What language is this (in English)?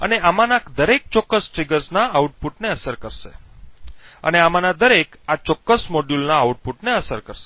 Gujarati